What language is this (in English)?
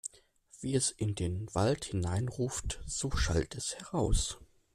German